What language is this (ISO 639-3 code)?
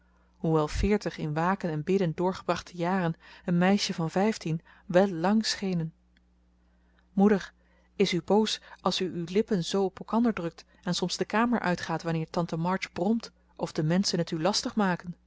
nld